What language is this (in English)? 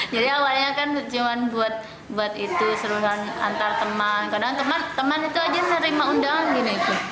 Indonesian